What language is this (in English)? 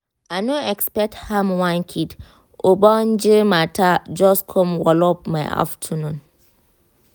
Nigerian Pidgin